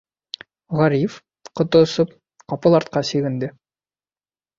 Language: Bashkir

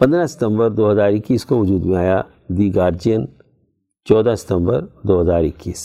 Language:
Urdu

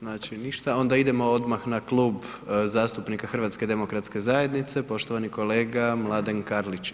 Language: Croatian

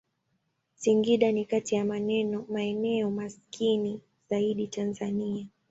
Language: Swahili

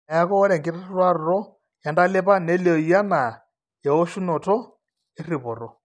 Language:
Masai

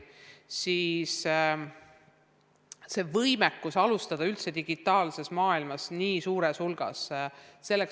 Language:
Estonian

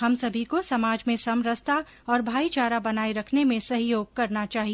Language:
Hindi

